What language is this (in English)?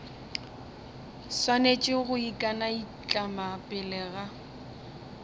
Northern Sotho